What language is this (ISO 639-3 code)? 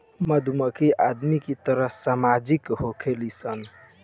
bho